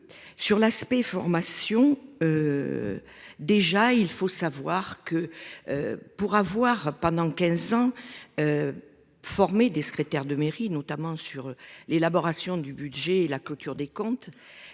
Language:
French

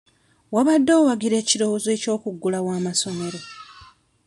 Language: Ganda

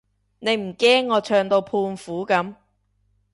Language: Cantonese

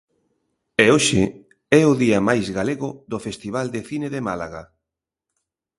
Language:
Galician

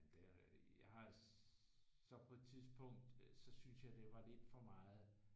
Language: Danish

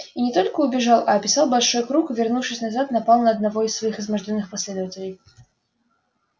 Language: Russian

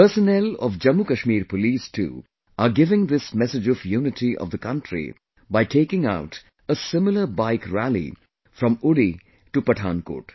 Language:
English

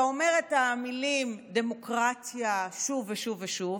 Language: Hebrew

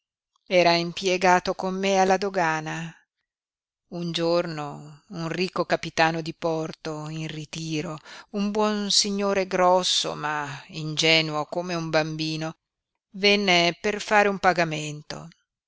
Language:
Italian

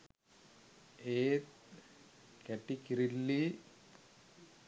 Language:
Sinhala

